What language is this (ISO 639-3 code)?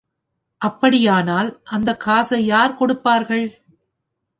tam